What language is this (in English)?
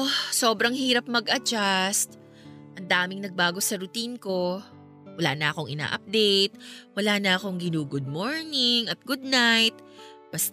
Filipino